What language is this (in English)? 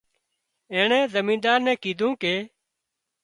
Wadiyara Koli